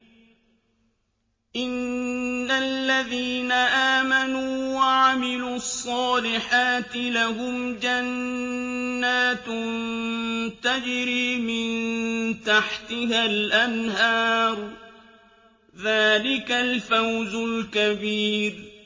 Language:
Arabic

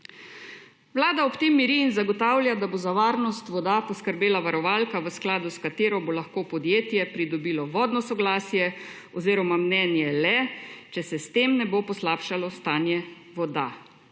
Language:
Slovenian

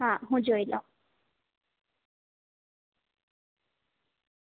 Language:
Gujarati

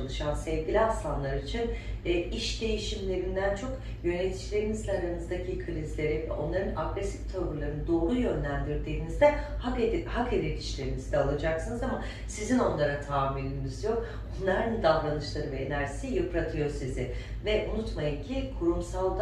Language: Turkish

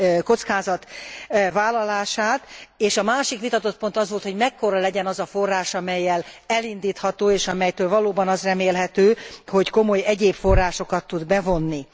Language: Hungarian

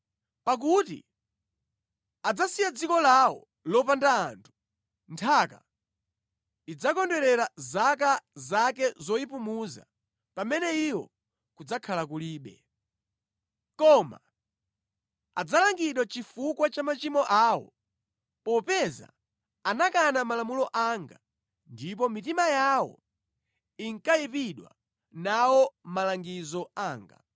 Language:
Nyanja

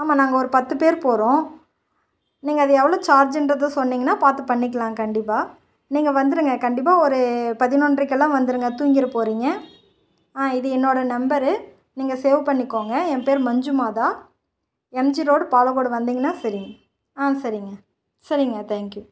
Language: Tamil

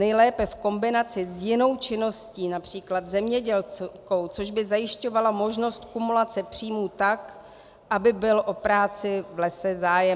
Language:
Czech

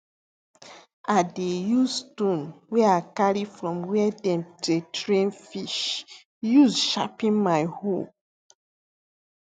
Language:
Nigerian Pidgin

